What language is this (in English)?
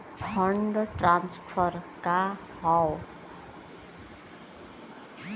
Bhojpuri